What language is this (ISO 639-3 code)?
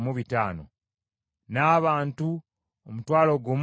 lug